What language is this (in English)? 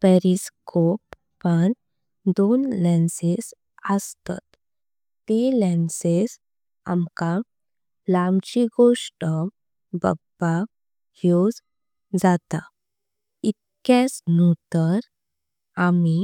Konkani